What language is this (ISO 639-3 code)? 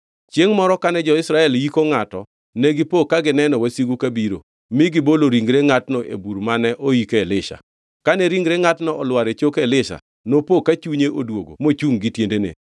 luo